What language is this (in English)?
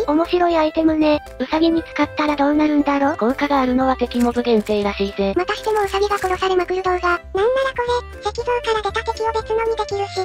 Japanese